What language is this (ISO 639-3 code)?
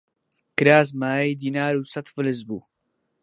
ckb